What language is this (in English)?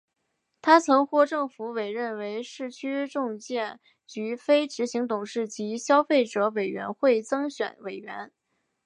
Chinese